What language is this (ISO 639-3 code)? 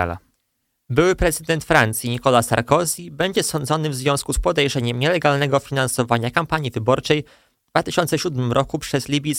pol